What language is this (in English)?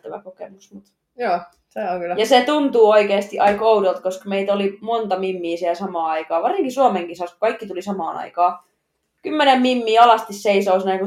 Finnish